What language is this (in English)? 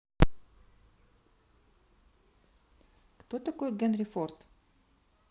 Russian